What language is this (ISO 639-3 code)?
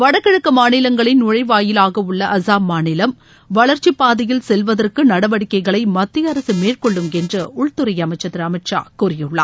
tam